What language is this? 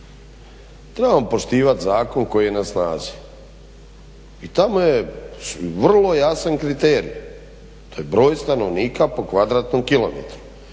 Croatian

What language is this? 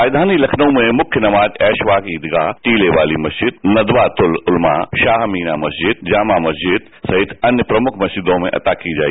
Hindi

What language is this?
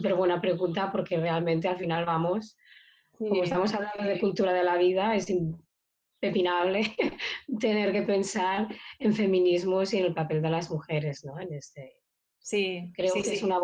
Spanish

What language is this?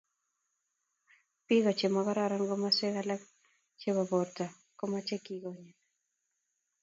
Kalenjin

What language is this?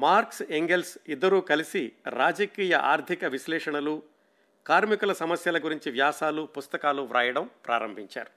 Telugu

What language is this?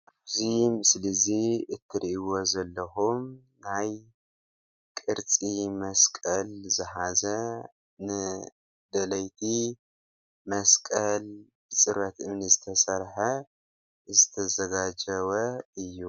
Tigrinya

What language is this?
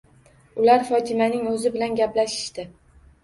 Uzbek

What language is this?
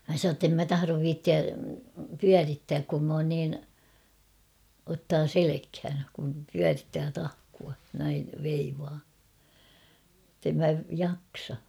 Finnish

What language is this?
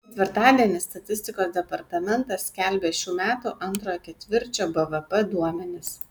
Lithuanian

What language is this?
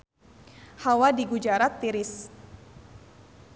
Sundanese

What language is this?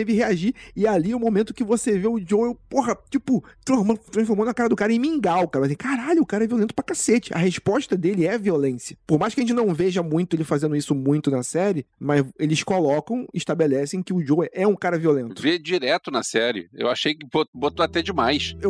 Portuguese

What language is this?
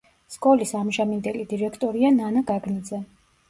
Georgian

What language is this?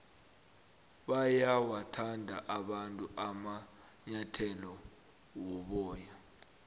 South Ndebele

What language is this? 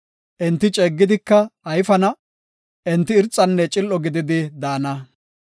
Gofa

